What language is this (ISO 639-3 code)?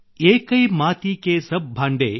kan